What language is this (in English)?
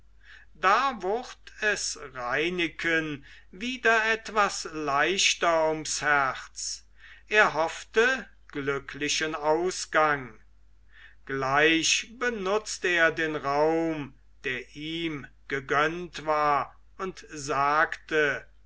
German